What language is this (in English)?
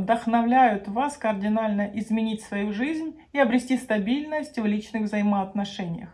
Russian